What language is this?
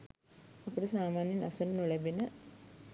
Sinhala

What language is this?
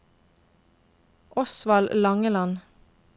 Norwegian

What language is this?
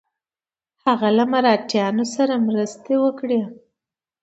Pashto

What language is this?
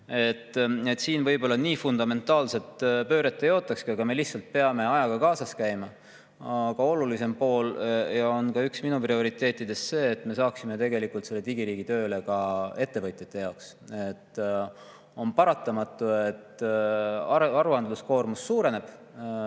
Estonian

